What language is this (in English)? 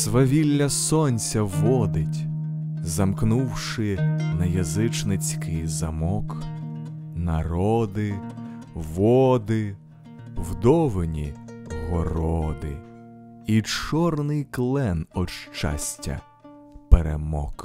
Ukrainian